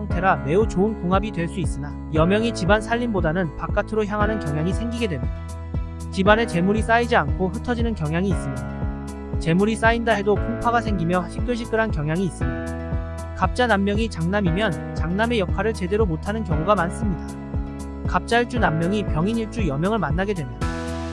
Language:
Korean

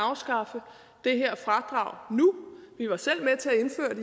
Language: Danish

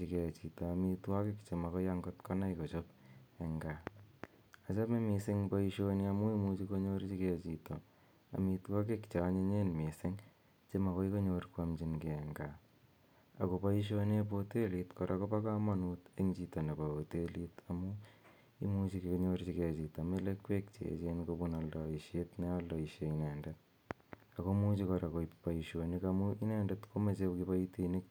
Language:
Kalenjin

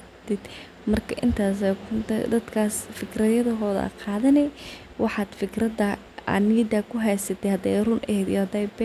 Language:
Somali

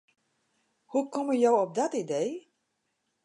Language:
Western Frisian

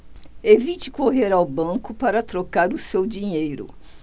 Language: Portuguese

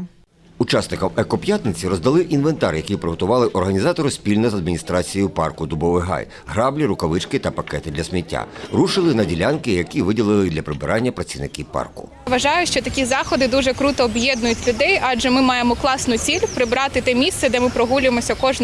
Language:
Ukrainian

